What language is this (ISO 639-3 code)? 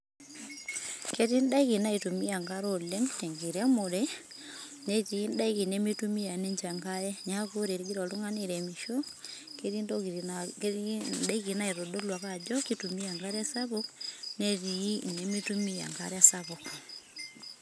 mas